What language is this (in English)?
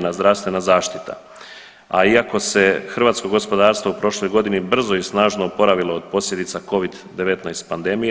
Croatian